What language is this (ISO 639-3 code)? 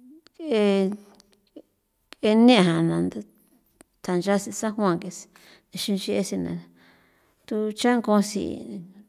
pow